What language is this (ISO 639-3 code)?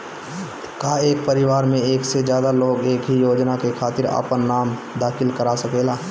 bho